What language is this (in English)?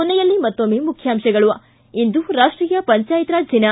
Kannada